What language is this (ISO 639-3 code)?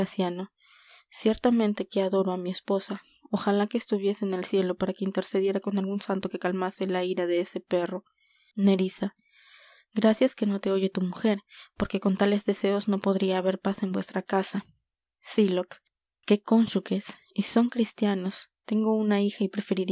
spa